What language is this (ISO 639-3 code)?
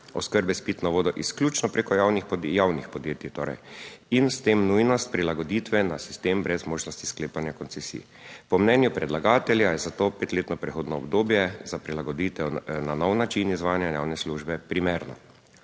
slv